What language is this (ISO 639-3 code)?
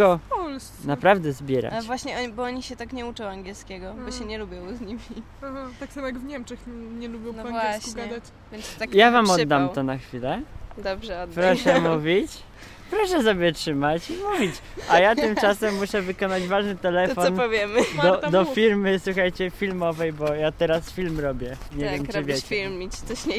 pol